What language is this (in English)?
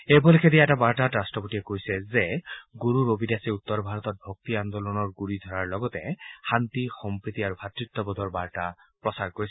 Assamese